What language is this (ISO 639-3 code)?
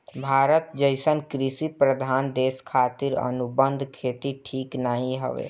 bho